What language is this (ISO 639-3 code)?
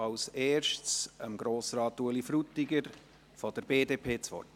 gsw